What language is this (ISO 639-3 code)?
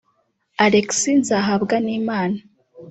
kin